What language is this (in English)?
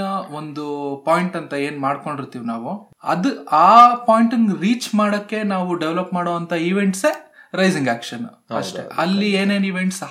Kannada